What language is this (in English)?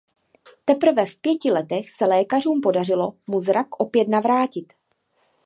Czech